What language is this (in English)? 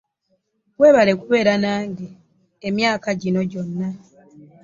Ganda